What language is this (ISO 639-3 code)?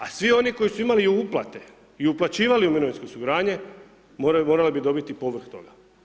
hrv